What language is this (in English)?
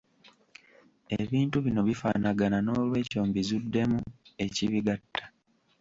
Ganda